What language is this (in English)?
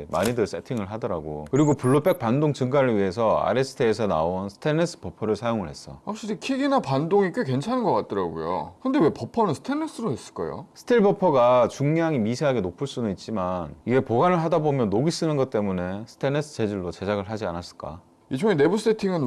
Korean